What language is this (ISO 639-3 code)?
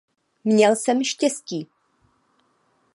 ces